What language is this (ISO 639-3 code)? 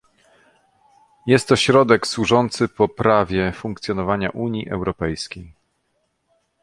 pol